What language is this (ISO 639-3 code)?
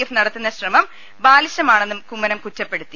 mal